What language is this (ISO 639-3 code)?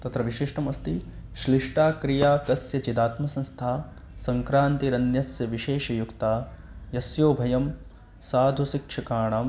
san